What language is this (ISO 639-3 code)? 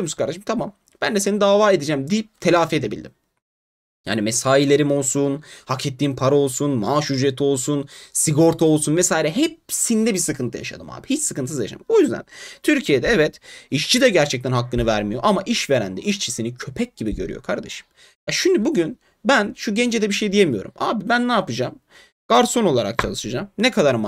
tur